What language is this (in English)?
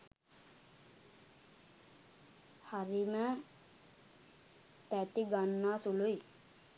Sinhala